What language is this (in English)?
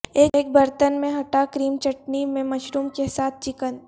Urdu